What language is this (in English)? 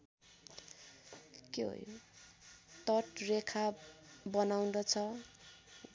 Nepali